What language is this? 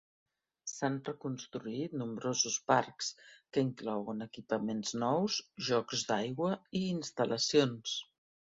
Catalan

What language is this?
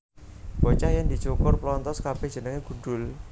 Javanese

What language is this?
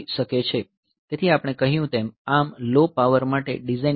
Gujarati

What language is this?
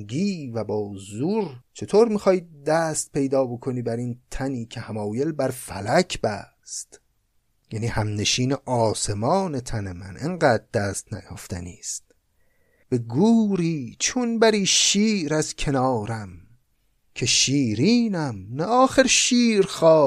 Persian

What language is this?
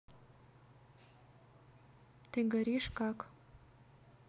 Russian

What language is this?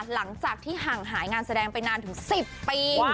Thai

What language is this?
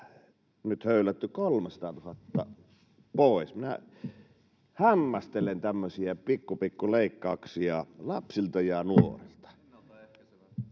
Finnish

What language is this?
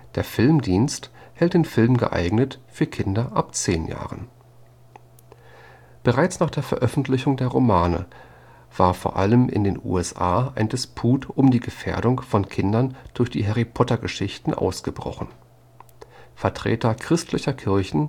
German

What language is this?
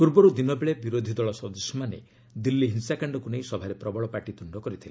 Odia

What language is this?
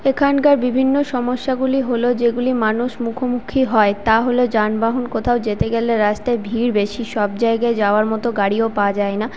Bangla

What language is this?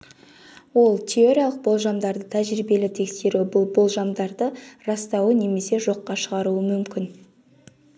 Kazakh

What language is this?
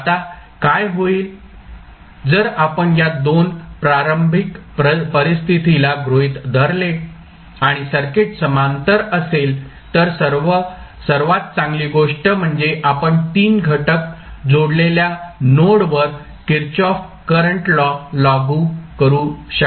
Marathi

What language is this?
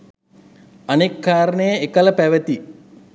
Sinhala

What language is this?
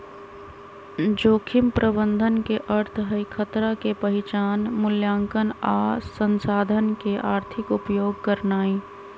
Magahi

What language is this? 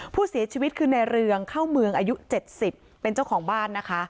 Thai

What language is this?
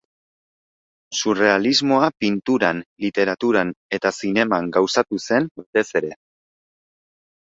Basque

